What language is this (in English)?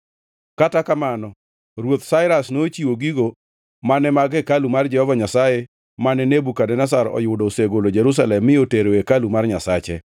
Luo (Kenya and Tanzania)